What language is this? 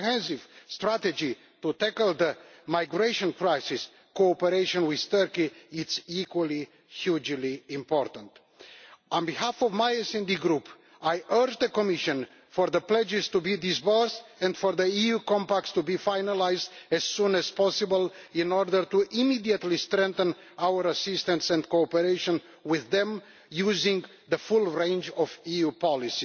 English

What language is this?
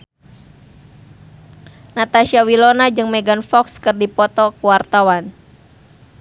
Sundanese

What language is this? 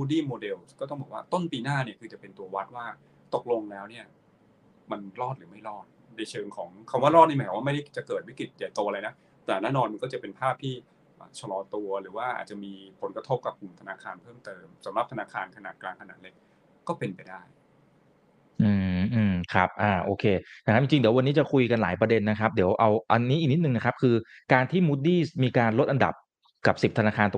Thai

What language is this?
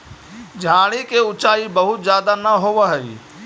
Magahi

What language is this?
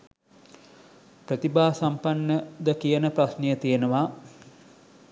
Sinhala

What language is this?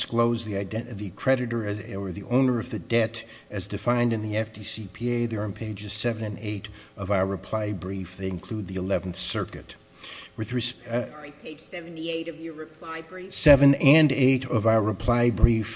English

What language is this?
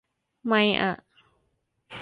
Thai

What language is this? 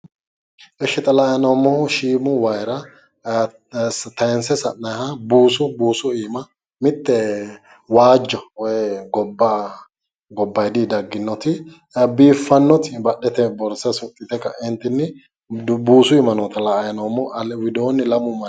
Sidamo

